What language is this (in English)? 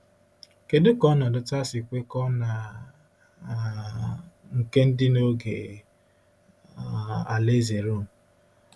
Igbo